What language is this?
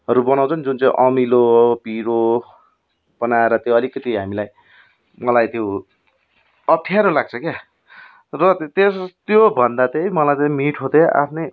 Nepali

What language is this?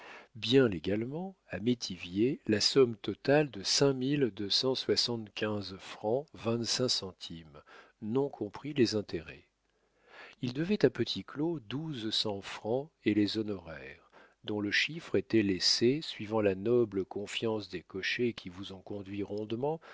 French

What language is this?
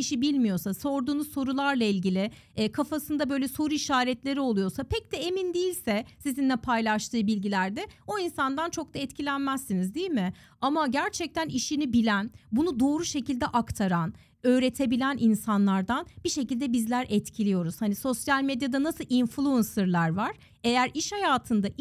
Turkish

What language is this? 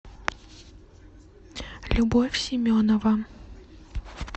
Russian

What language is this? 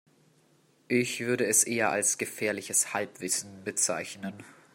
German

